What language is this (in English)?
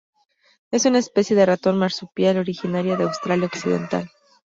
Spanish